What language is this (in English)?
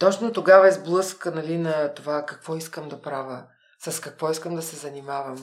Bulgarian